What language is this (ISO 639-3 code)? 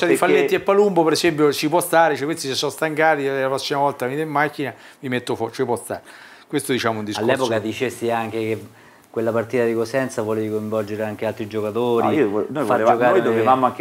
ita